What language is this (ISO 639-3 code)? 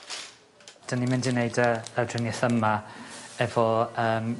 cym